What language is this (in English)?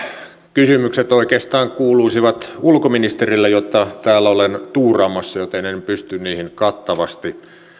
Finnish